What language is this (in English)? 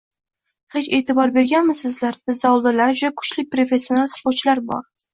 Uzbek